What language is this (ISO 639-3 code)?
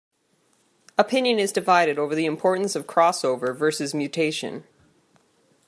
eng